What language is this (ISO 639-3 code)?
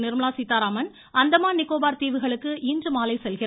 tam